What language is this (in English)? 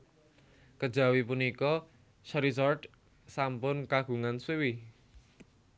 Javanese